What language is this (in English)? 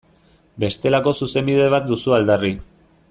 Basque